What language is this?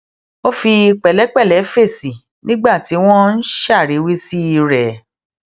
Yoruba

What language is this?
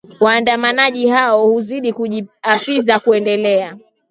Swahili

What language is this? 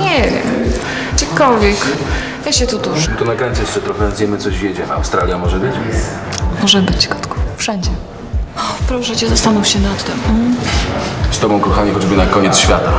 Polish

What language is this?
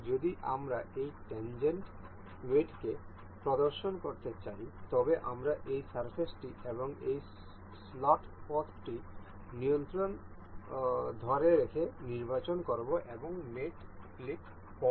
Bangla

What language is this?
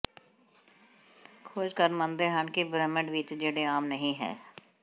Punjabi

